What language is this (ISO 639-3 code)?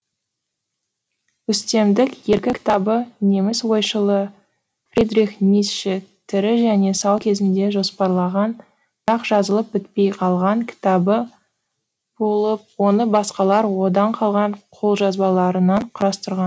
kaz